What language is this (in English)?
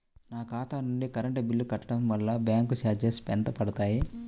Telugu